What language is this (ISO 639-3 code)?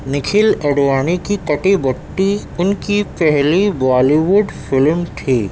urd